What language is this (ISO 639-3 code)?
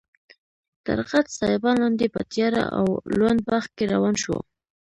pus